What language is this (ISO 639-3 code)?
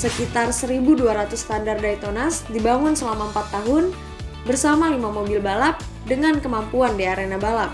ind